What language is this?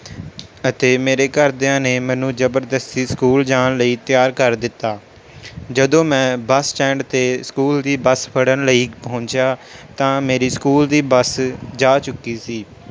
Punjabi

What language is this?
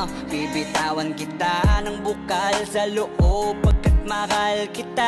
Indonesian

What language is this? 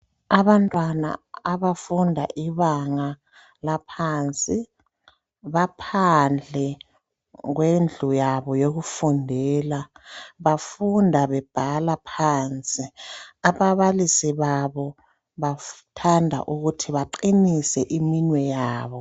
North Ndebele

